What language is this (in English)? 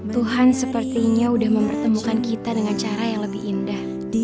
Indonesian